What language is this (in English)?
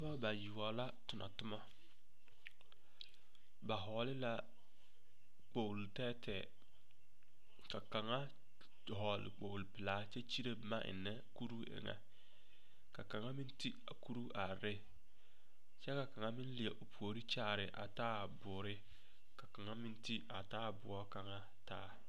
Southern Dagaare